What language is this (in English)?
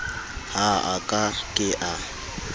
Southern Sotho